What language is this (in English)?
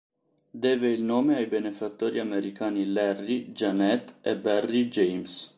Italian